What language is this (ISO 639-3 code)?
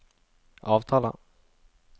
nor